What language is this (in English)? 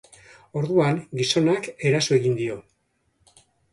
Basque